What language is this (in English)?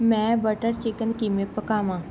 Punjabi